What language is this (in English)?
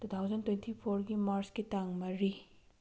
Manipuri